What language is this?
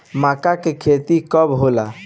Bhojpuri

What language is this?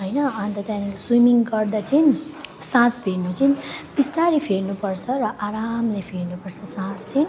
Nepali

